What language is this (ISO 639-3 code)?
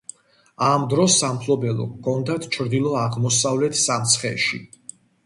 kat